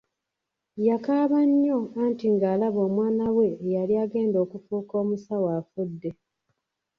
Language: Ganda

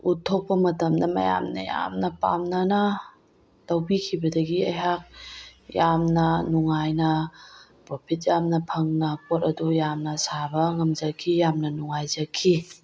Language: Manipuri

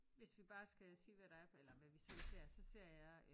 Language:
Danish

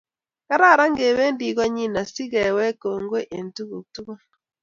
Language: Kalenjin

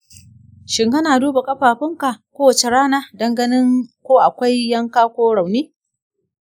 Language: Hausa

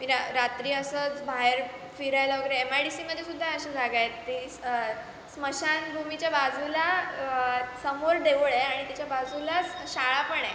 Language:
Marathi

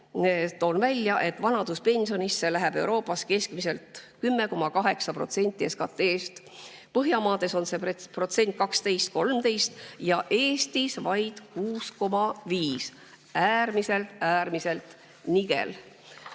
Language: Estonian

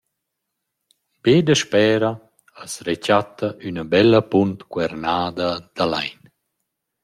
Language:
Romansh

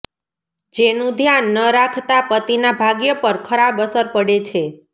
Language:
Gujarati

